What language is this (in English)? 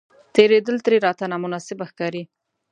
Pashto